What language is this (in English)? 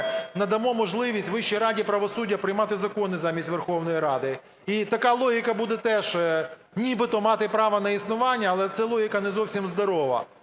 Ukrainian